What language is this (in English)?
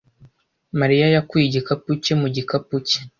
Kinyarwanda